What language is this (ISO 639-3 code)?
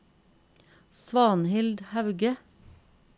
nor